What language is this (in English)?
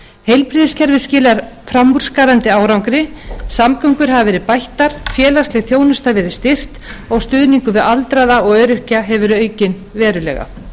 Icelandic